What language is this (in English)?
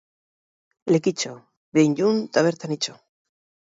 Basque